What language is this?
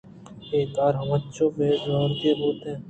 Eastern Balochi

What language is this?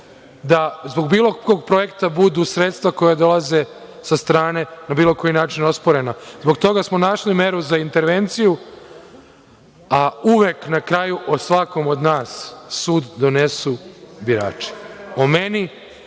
Serbian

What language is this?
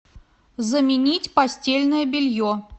Russian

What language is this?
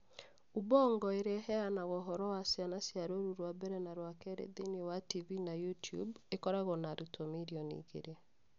Kikuyu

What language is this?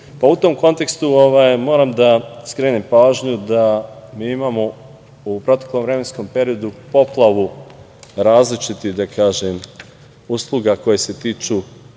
Serbian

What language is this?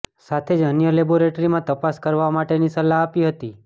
Gujarati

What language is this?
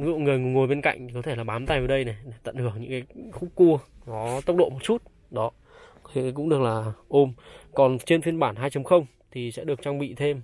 Vietnamese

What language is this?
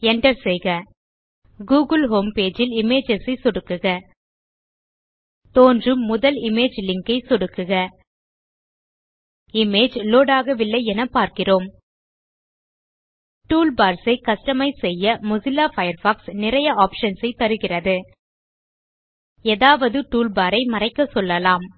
Tamil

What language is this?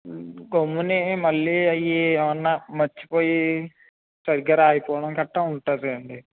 Telugu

